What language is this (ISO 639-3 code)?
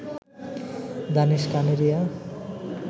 ben